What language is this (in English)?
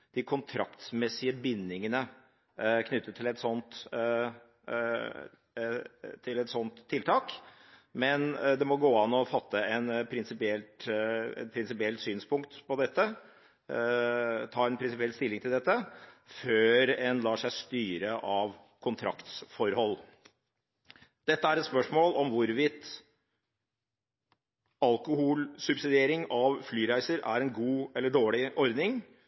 Norwegian Bokmål